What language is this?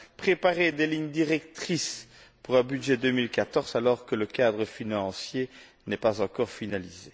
French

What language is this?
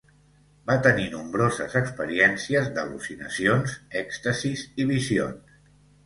Catalan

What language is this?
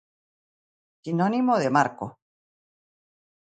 Galician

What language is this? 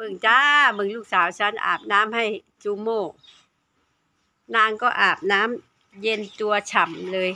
Thai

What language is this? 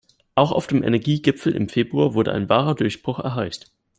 German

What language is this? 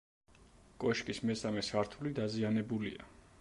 Georgian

